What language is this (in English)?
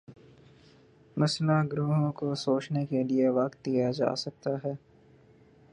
Urdu